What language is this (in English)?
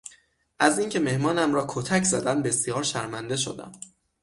Persian